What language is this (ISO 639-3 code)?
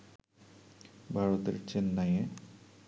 ben